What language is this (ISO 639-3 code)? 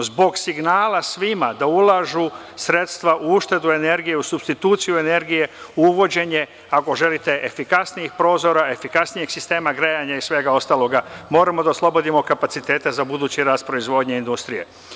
srp